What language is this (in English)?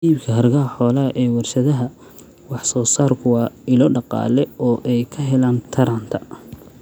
Somali